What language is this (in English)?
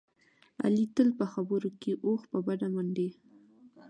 Pashto